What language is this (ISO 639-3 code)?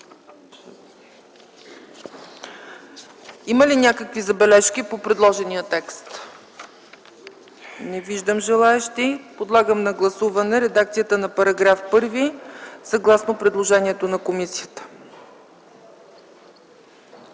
bul